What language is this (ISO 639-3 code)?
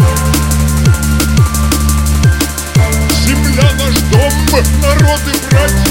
rus